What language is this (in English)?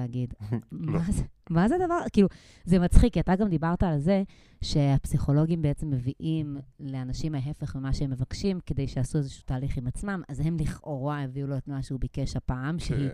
Hebrew